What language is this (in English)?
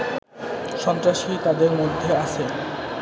Bangla